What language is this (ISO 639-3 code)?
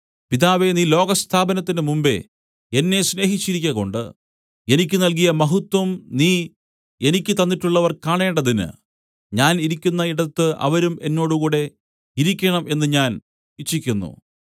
mal